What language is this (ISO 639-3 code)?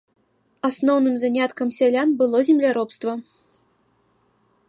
bel